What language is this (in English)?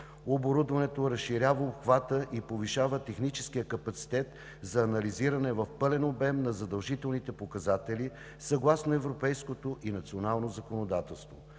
Bulgarian